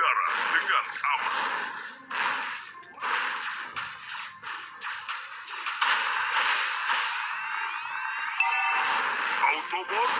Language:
Indonesian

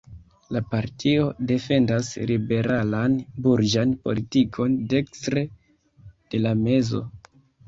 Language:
Esperanto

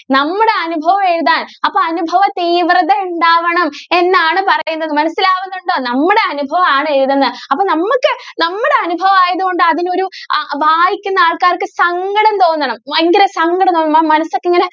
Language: Malayalam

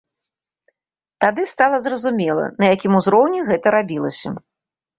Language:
Belarusian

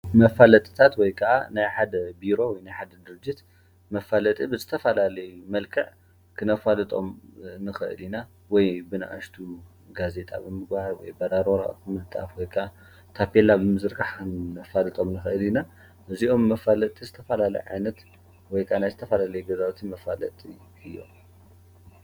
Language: Tigrinya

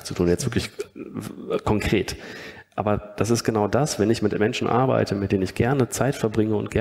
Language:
German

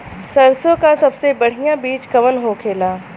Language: Bhojpuri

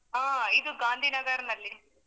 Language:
Kannada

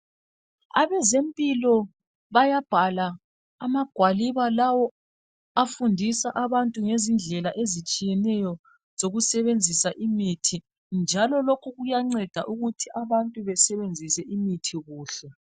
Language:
North Ndebele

